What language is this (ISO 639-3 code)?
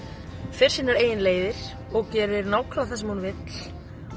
isl